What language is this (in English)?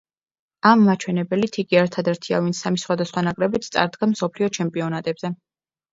Georgian